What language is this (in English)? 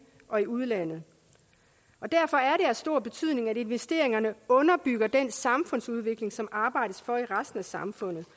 Danish